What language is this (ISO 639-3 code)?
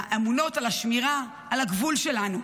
heb